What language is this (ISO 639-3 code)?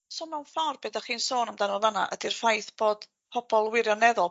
cym